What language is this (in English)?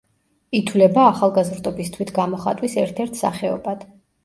Georgian